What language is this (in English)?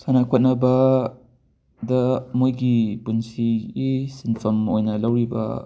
Manipuri